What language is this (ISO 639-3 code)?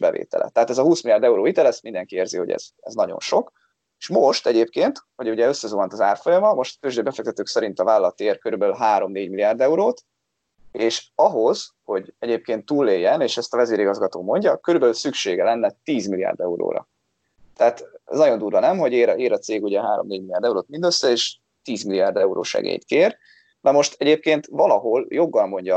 hun